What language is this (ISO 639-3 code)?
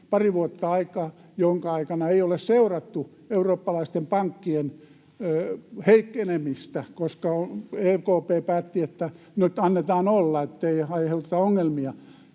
fin